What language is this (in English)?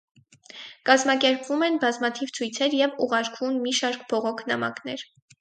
Armenian